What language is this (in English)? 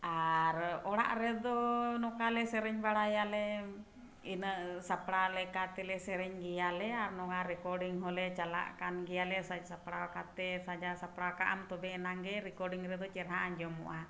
Santali